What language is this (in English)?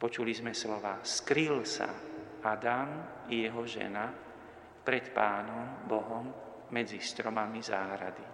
Slovak